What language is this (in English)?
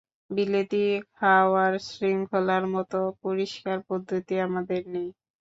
Bangla